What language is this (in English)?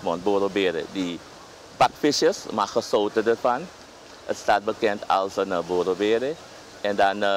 Dutch